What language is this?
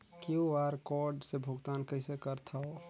Chhattisgarhi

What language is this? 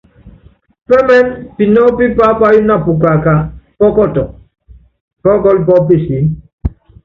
Yangben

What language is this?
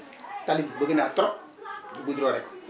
Wolof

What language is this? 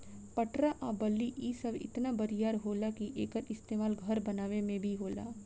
Bhojpuri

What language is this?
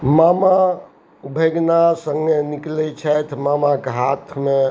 Maithili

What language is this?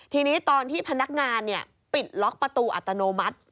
Thai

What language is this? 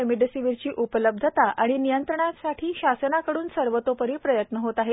Marathi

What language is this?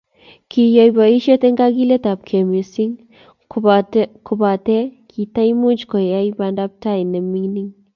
Kalenjin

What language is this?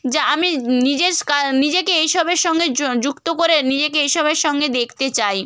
Bangla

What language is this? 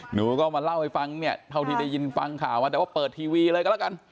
Thai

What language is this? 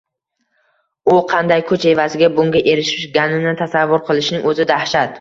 Uzbek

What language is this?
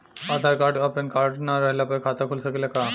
Bhojpuri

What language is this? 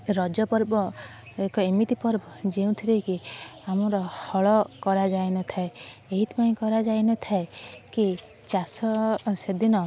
Odia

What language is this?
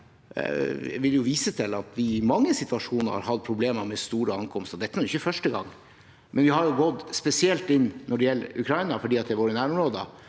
Norwegian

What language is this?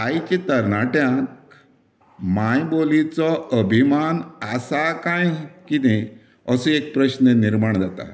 Konkani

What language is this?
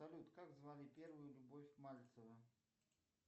Russian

